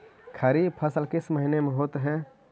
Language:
Magahi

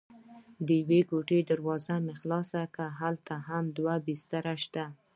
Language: Pashto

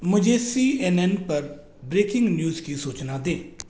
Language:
Hindi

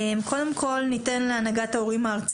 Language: Hebrew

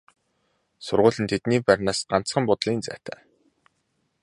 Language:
Mongolian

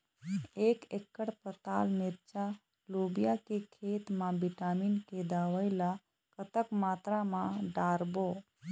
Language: Chhattisgarhi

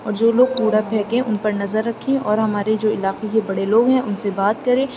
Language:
Urdu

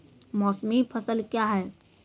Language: Maithili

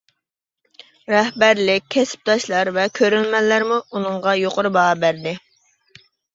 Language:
Uyghur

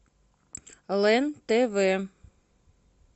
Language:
Russian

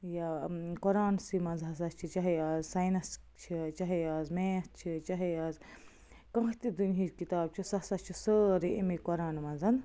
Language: Kashmiri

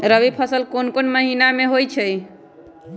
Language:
Magahi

